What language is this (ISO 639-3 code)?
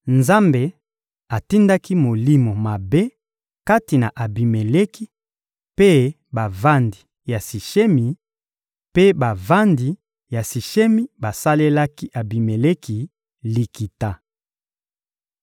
lin